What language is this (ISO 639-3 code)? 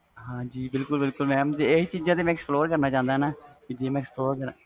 pan